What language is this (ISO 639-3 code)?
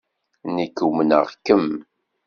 kab